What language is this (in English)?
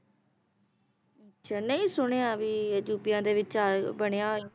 Punjabi